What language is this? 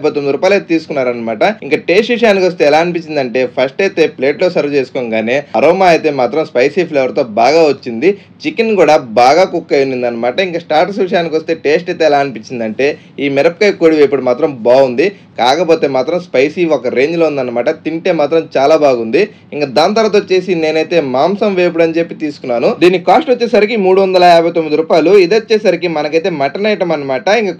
Telugu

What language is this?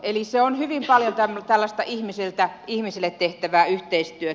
Finnish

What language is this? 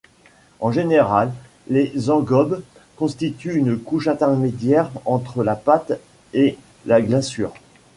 French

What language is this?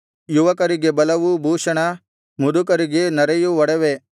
Kannada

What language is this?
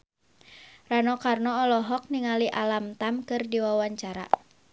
Sundanese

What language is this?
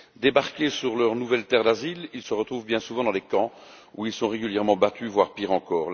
French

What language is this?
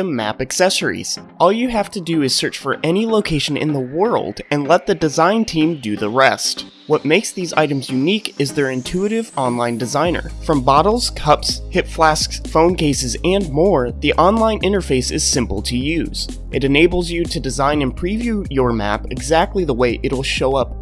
English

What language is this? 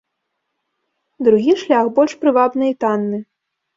Belarusian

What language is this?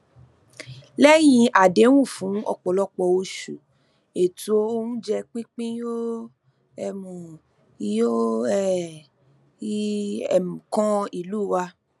Yoruba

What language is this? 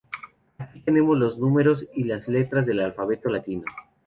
Spanish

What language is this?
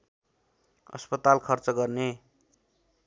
Nepali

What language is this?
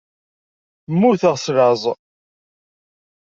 Kabyle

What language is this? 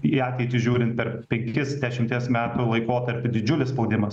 Lithuanian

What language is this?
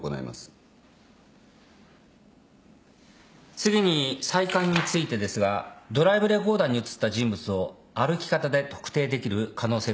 Japanese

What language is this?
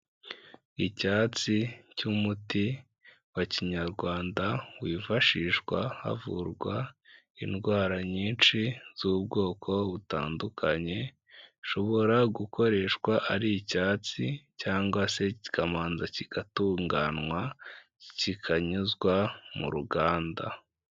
Kinyarwanda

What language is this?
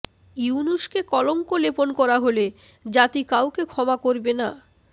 Bangla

